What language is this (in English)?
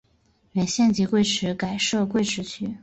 Chinese